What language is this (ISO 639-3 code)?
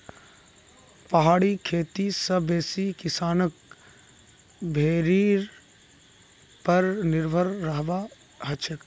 mag